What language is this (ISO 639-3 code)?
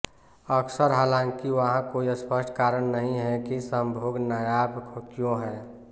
hin